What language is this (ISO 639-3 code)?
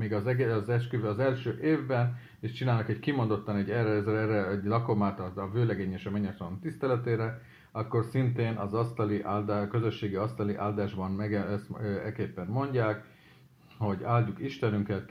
hun